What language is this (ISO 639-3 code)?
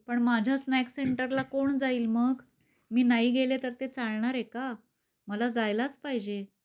mar